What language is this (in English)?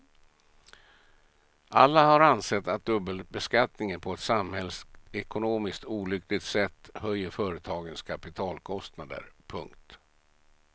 Swedish